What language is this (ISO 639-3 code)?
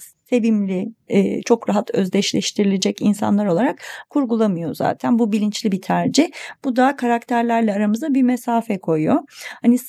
tur